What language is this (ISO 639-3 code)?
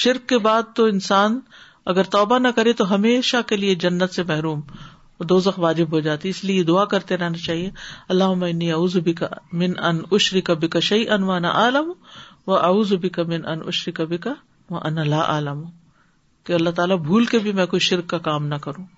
urd